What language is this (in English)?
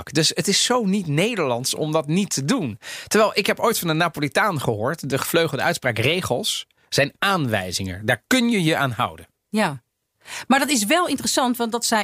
Dutch